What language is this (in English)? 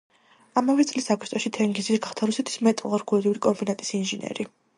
Georgian